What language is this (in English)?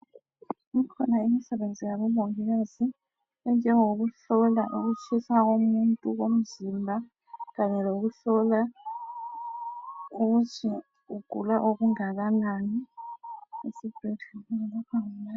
North Ndebele